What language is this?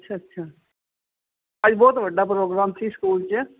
Punjabi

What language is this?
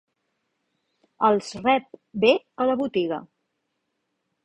Catalan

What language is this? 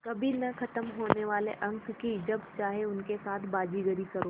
Hindi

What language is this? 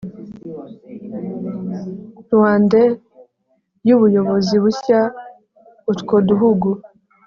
Kinyarwanda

